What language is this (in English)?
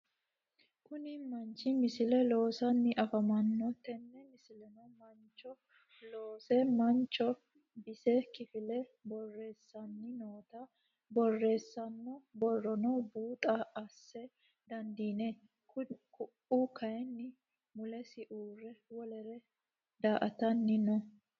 Sidamo